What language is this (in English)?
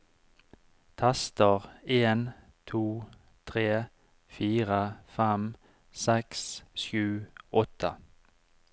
Norwegian